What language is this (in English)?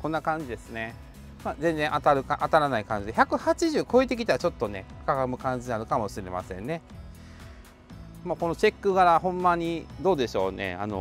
Japanese